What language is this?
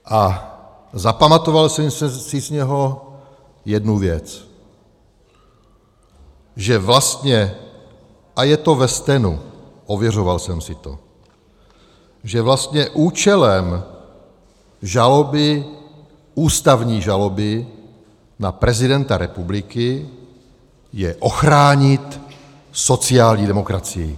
Czech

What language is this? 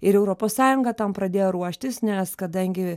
Lithuanian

